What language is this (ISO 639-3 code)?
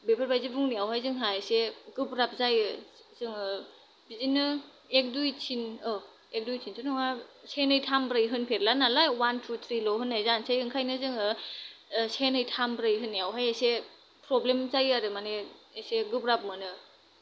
brx